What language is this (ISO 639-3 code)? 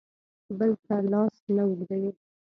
pus